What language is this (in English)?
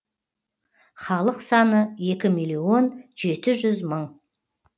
Kazakh